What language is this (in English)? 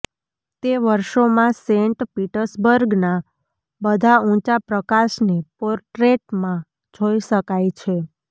Gujarati